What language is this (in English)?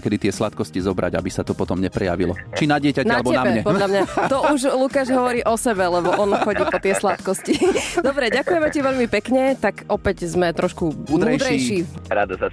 Slovak